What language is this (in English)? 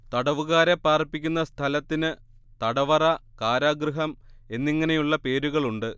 Malayalam